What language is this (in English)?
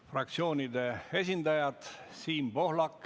Estonian